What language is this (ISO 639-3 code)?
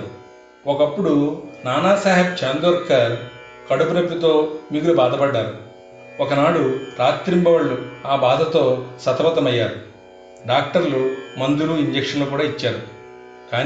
tel